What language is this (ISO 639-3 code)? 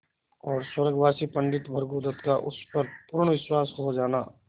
hin